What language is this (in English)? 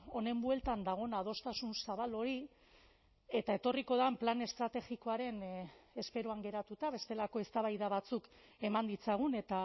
Basque